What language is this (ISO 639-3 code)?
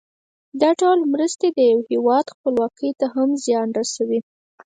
pus